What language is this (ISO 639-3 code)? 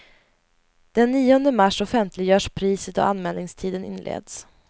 swe